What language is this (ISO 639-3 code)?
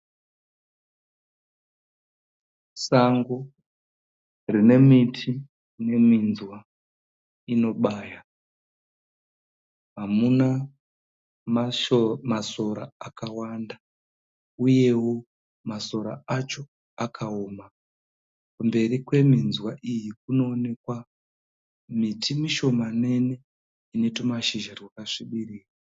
sna